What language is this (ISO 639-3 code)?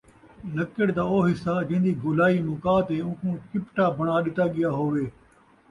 skr